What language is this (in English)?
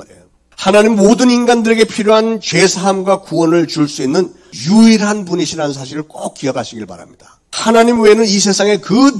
Korean